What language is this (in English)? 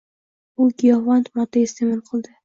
Uzbek